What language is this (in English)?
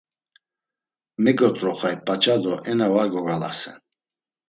Laz